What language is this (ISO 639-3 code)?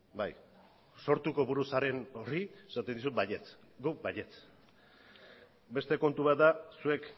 eus